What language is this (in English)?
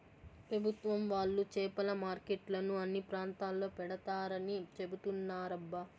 Telugu